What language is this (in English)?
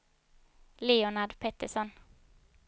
Swedish